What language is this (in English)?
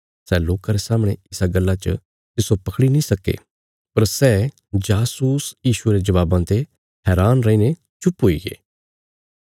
Bilaspuri